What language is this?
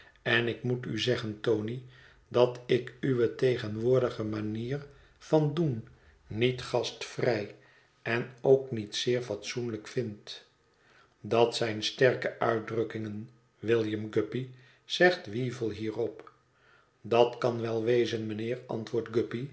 Dutch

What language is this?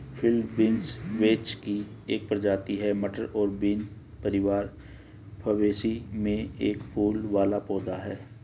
Hindi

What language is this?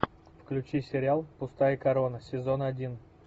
Russian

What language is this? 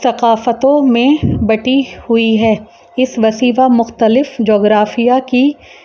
Urdu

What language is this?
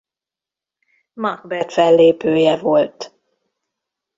Hungarian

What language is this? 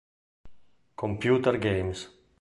Italian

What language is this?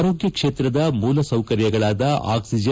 Kannada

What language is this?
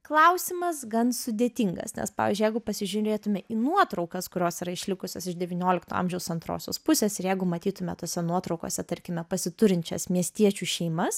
Lithuanian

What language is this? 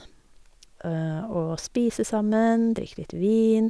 Norwegian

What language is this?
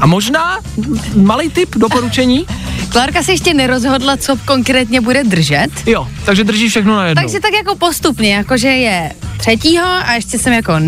Czech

